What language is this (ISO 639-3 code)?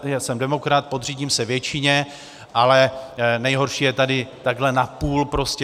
ces